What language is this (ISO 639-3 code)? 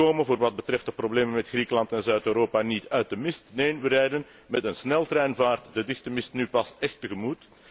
nld